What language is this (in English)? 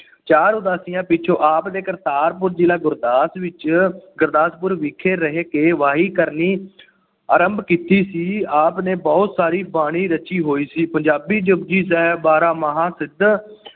Punjabi